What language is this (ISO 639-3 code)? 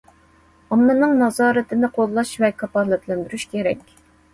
uig